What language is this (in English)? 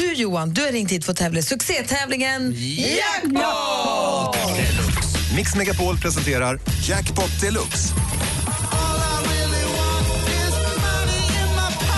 Swedish